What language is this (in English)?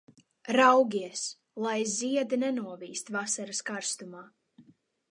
Latvian